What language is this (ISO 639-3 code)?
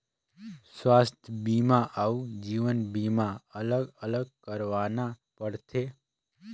hne